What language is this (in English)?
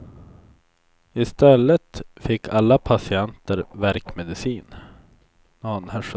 Swedish